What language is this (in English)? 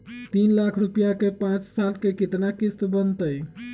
Magahi